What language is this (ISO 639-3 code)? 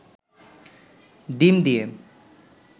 ben